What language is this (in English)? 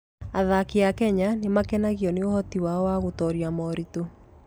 Kikuyu